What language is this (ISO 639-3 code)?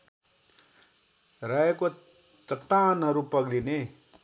nep